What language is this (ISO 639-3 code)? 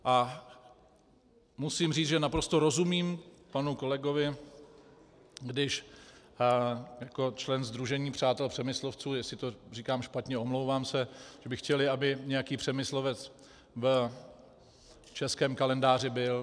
ces